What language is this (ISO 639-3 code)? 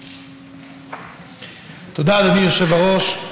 heb